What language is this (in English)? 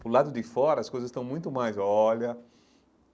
Portuguese